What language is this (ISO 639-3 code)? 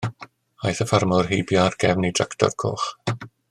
cym